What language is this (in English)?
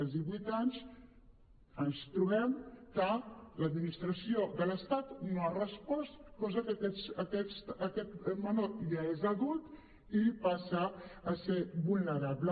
Catalan